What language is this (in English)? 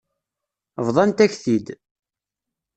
Kabyle